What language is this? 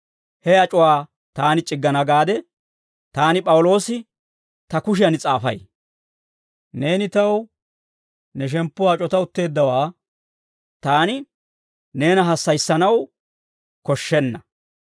Dawro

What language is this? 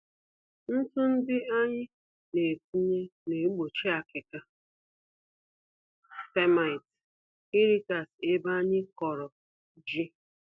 Igbo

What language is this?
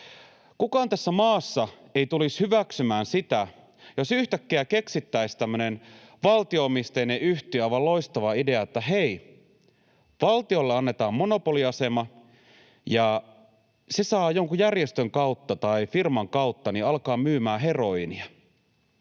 Finnish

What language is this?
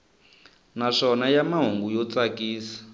Tsonga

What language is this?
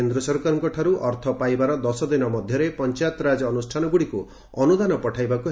Odia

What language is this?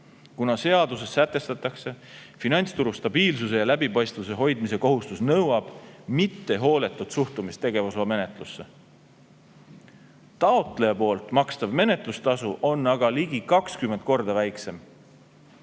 Estonian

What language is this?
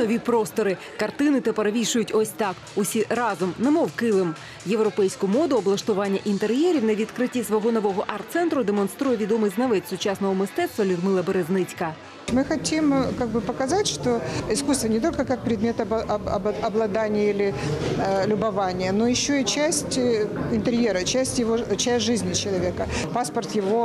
Ukrainian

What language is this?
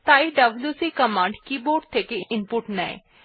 Bangla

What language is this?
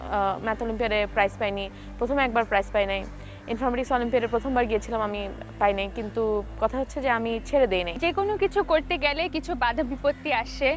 Bangla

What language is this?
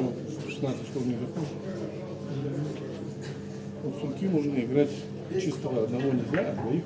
Russian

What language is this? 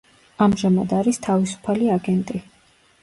Georgian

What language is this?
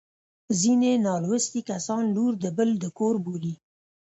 Pashto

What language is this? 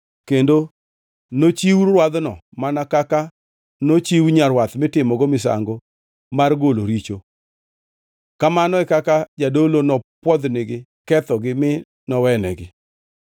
Luo (Kenya and Tanzania)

